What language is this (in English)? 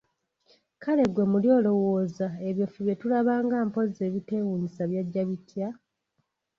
Ganda